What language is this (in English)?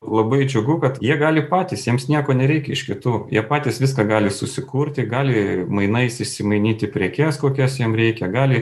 Lithuanian